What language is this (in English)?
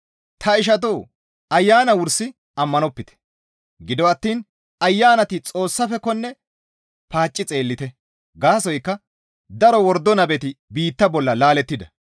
Gamo